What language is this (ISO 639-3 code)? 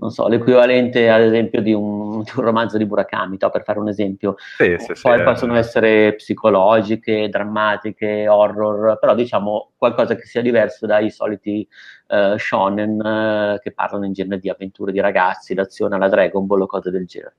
ita